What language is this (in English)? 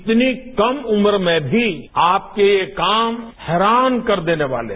Hindi